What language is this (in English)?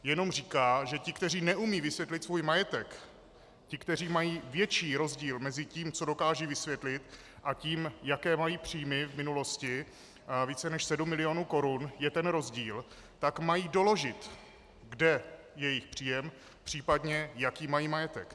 Czech